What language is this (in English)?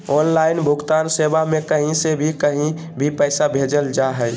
Magahi